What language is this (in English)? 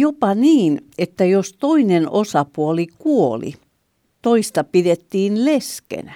Finnish